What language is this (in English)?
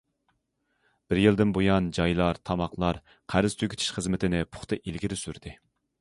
Uyghur